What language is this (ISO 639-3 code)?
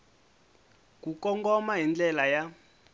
tso